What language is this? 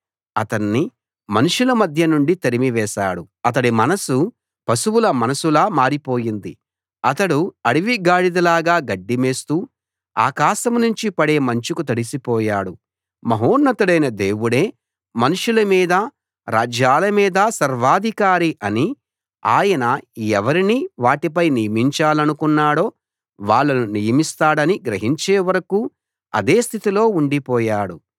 Telugu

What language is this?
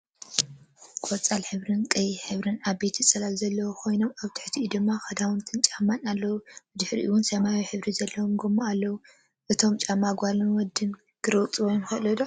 Tigrinya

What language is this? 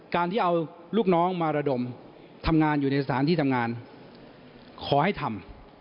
Thai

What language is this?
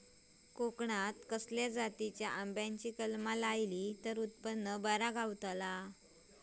Marathi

